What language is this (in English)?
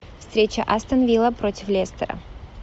Russian